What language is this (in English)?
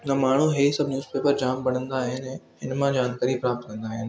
Sindhi